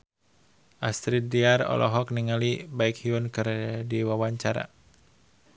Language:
Sundanese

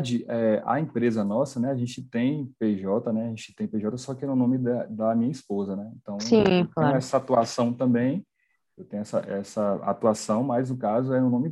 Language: Portuguese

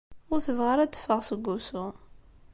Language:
Kabyle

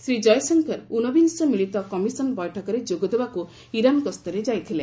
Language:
Odia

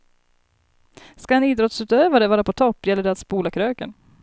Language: Swedish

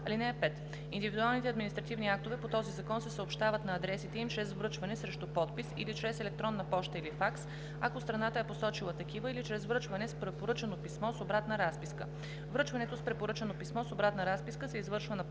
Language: Bulgarian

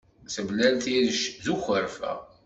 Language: Kabyle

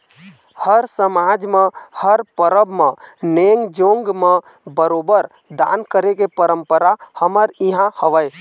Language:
Chhattisgarhi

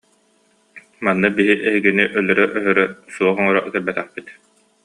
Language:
Yakut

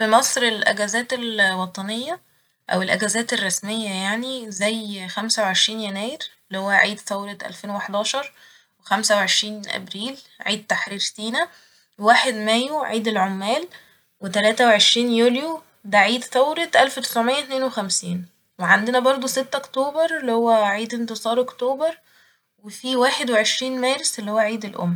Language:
Egyptian Arabic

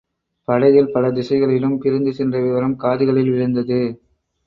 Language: Tamil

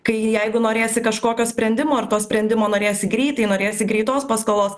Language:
Lithuanian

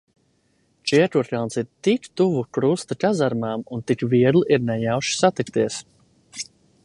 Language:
Latvian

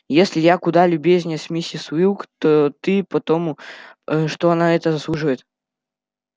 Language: Russian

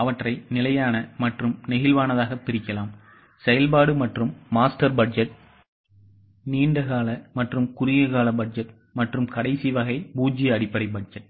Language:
Tamil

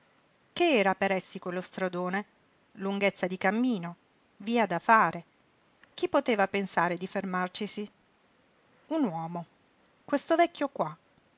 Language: Italian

